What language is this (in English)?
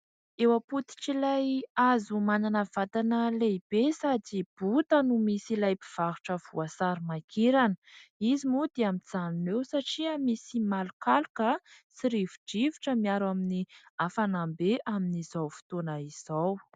Malagasy